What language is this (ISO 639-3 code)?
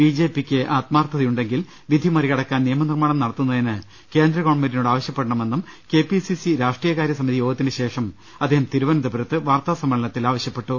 mal